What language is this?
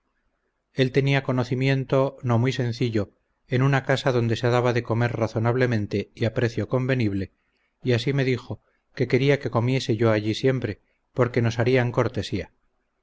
Spanish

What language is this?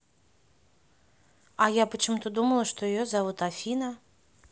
Russian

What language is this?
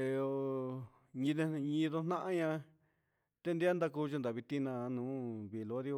Huitepec Mixtec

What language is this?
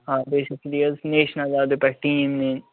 Kashmiri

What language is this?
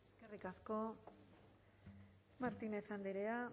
Basque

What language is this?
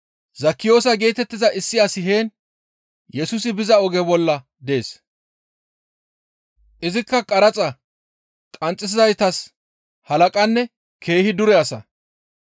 Gamo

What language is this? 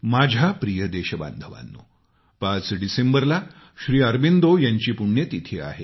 Marathi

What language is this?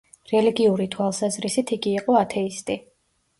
Georgian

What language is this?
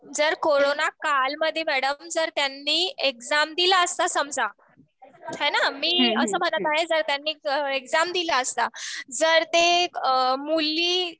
Marathi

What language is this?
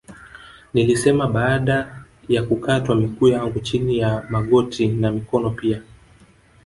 Swahili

